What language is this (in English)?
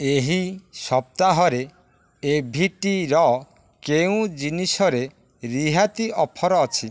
Odia